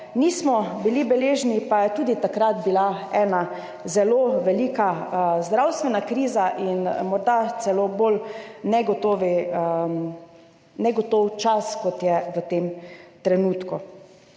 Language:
Slovenian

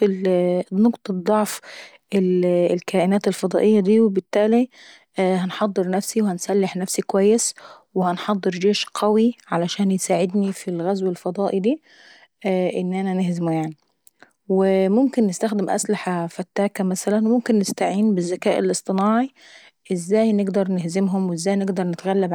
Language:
Saidi Arabic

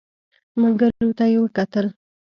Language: Pashto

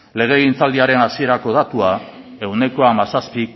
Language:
Basque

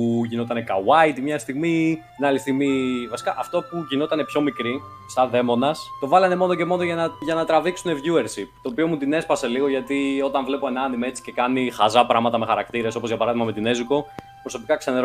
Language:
Greek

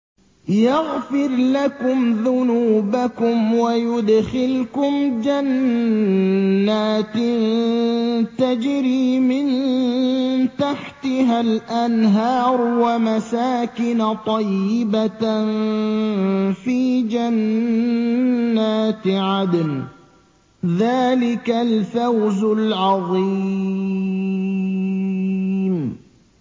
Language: Arabic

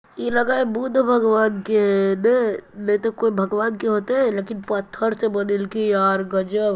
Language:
Magahi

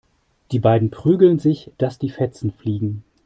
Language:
German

